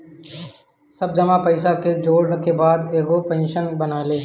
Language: Bhojpuri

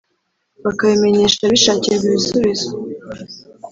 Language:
Kinyarwanda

